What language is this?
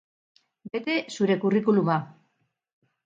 Basque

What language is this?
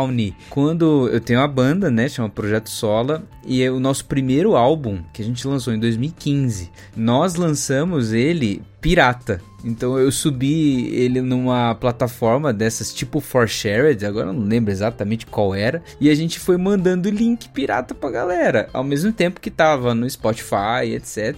Portuguese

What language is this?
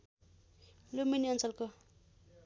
Nepali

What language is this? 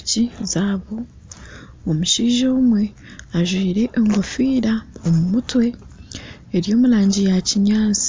Nyankole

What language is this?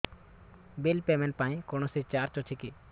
Odia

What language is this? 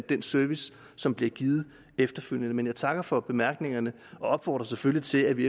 Danish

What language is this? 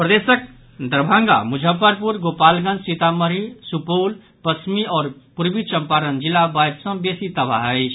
Maithili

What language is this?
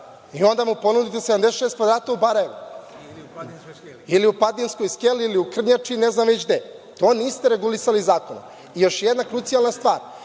Serbian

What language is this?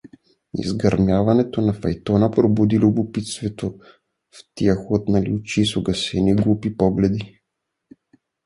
Bulgarian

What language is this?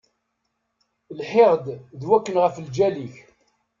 Kabyle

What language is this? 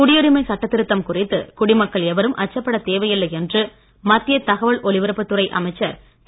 Tamil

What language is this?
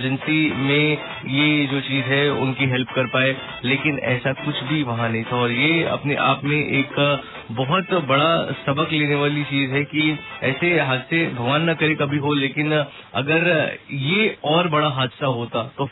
Hindi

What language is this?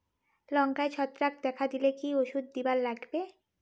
Bangla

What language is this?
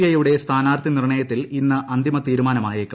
Malayalam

